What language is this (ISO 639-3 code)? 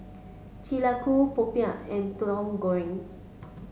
eng